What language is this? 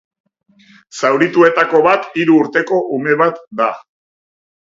Basque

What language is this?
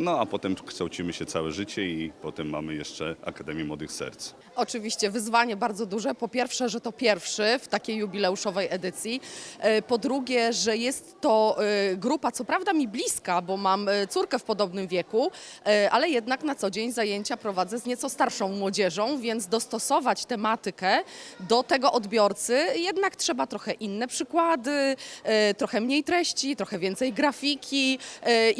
Polish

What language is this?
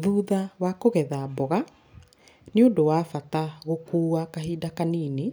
Kikuyu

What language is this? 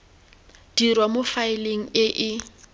Tswana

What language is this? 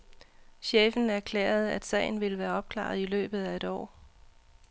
Danish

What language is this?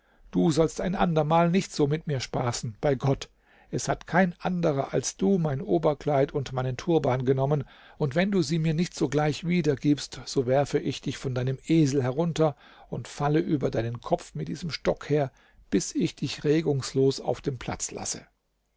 German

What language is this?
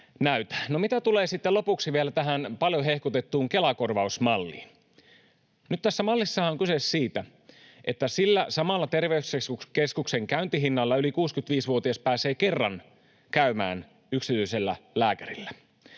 Finnish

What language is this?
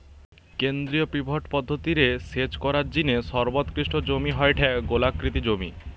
Bangla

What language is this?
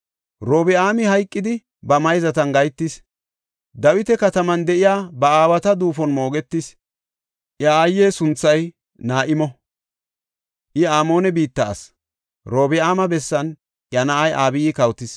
Gofa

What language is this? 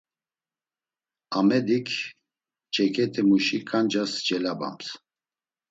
Laz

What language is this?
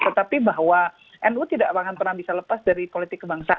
Indonesian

